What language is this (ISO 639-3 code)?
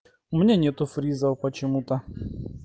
rus